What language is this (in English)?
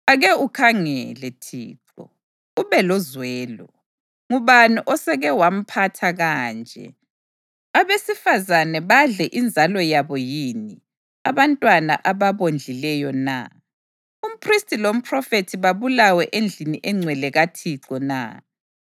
North Ndebele